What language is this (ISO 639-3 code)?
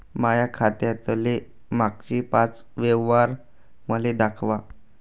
mar